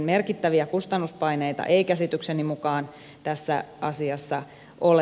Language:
Finnish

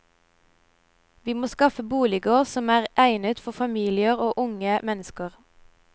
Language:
Norwegian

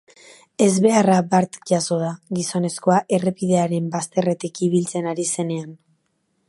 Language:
Basque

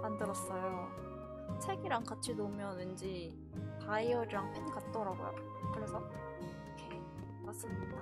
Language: Korean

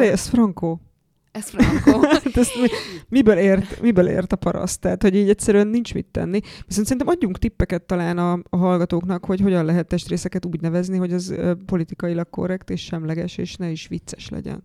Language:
Hungarian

